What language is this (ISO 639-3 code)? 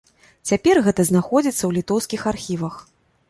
bel